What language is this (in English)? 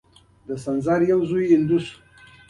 Pashto